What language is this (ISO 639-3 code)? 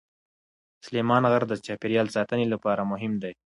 pus